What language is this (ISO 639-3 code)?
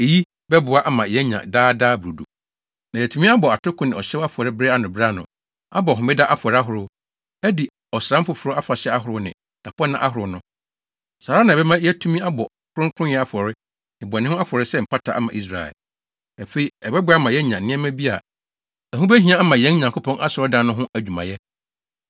aka